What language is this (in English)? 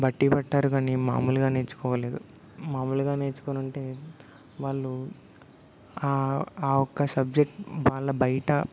Telugu